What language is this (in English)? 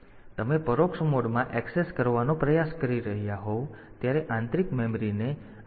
Gujarati